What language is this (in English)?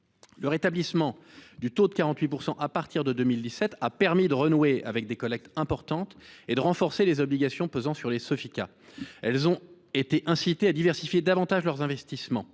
French